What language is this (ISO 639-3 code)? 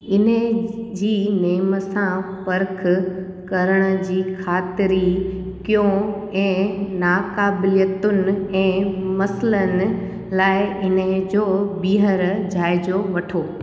snd